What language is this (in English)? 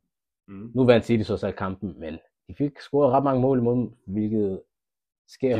Danish